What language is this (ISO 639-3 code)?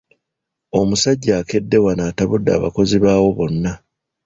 lug